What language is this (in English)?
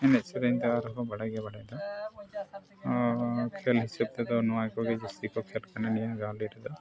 Santali